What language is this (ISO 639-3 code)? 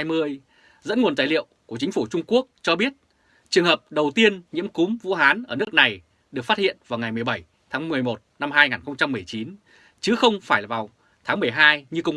vie